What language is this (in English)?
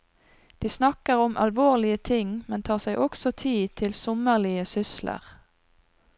Norwegian